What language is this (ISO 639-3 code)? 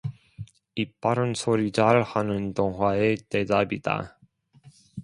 kor